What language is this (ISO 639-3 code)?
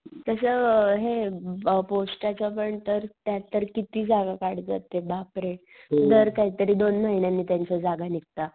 mar